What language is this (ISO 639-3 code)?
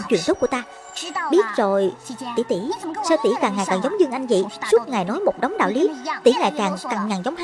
vie